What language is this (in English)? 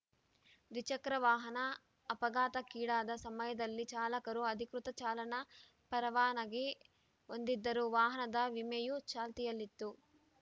Kannada